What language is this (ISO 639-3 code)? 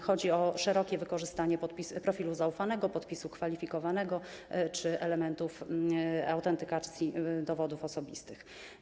pol